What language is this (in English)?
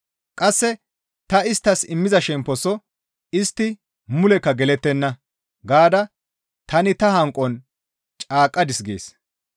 Gamo